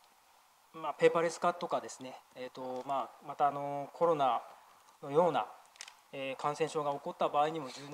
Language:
Japanese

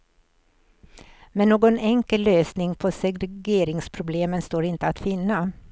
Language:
Swedish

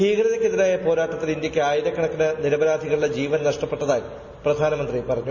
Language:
Malayalam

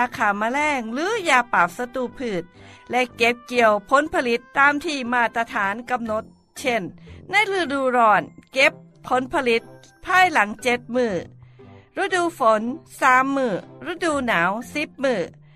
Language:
Thai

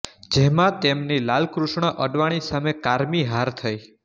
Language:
Gujarati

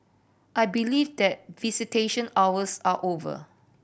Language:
English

